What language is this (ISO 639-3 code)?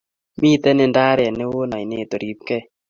kln